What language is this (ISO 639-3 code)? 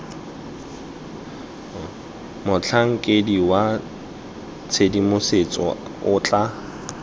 tsn